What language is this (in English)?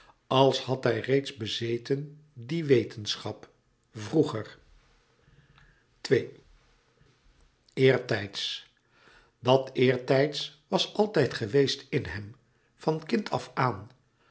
Dutch